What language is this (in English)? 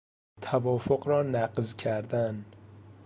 Persian